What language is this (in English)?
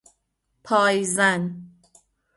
Persian